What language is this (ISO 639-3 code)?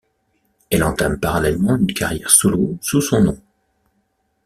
fra